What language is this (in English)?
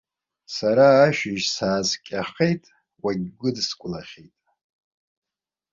Abkhazian